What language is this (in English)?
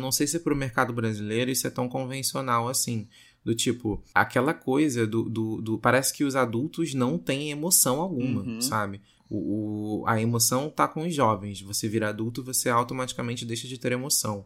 Portuguese